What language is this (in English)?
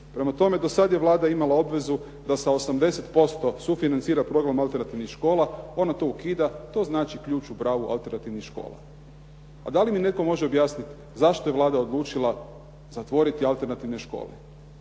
Croatian